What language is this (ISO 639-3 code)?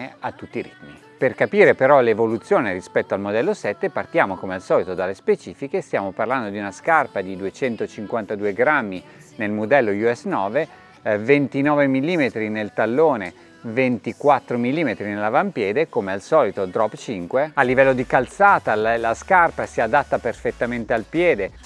ita